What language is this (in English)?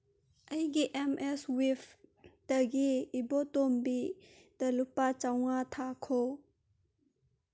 Manipuri